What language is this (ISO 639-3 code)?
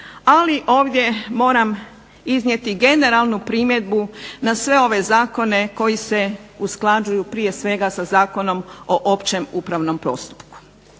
hrv